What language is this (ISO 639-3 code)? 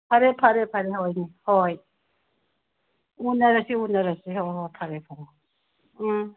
mni